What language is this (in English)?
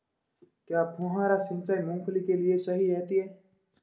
Hindi